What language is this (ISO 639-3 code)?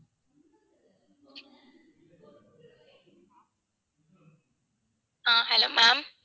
tam